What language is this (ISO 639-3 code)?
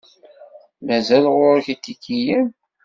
kab